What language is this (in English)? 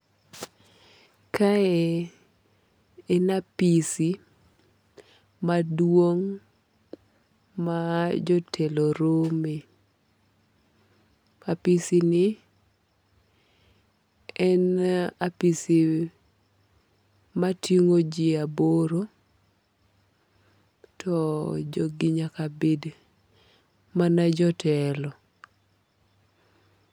Luo (Kenya and Tanzania)